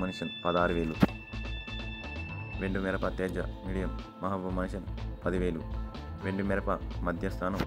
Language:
Indonesian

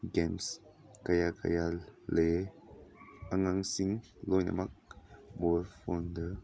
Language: Manipuri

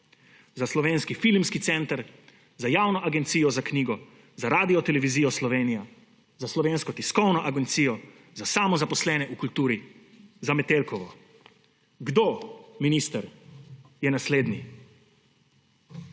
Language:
Slovenian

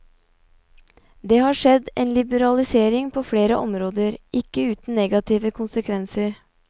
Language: Norwegian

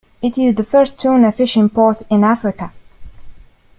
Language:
English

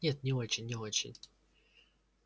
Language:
Russian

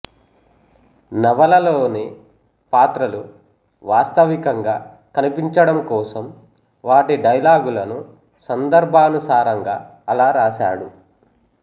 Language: Telugu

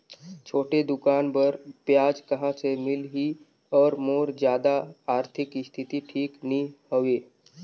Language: Chhattisgarhi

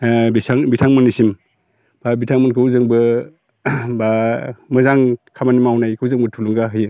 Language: Bodo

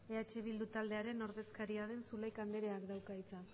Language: Basque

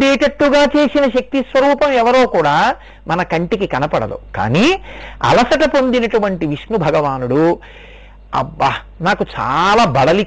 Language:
Telugu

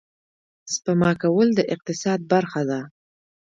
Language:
Pashto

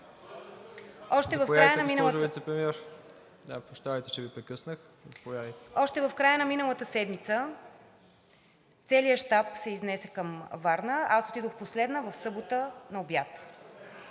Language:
Bulgarian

